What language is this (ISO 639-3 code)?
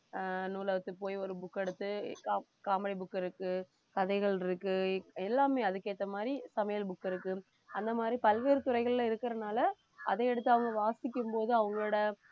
tam